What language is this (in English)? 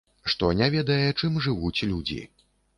Belarusian